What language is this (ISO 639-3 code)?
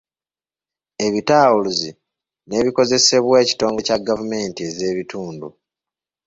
lug